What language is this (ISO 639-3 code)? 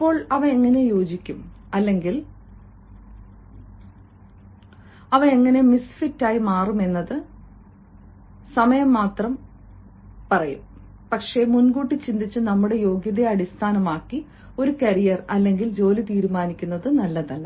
mal